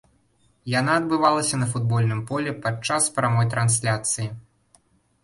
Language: Belarusian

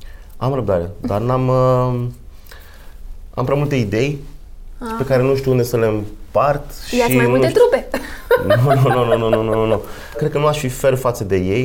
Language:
Romanian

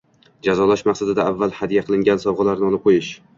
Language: Uzbek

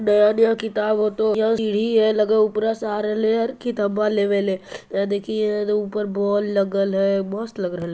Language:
Magahi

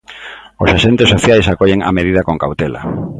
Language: Galician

